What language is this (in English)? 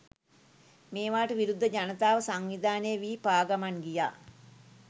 Sinhala